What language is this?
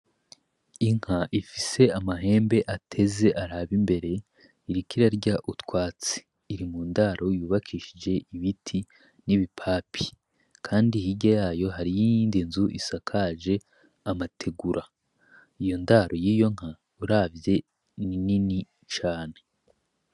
Rundi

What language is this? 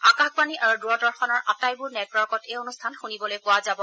Assamese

